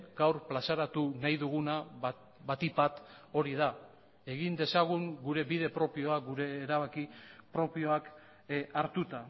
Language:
Basque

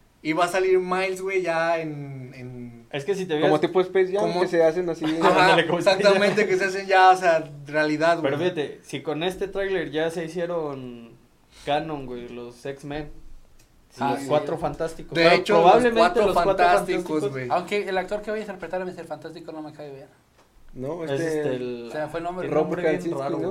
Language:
Spanish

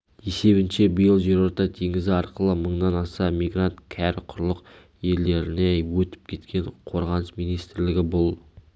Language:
Kazakh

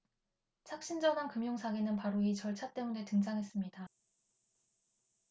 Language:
Korean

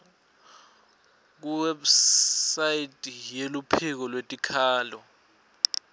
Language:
Swati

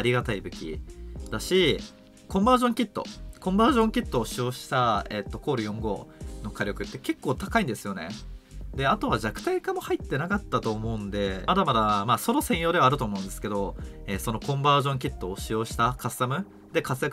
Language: Japanese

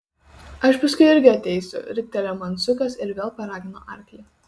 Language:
Lithuanian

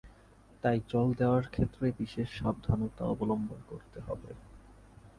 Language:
Bangla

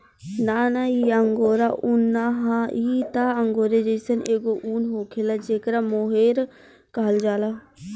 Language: Bhojpuri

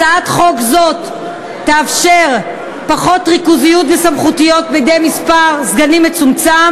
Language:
Hebrew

